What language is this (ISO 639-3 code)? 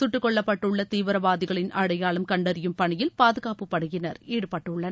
tam